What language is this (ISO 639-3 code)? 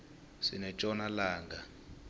nbl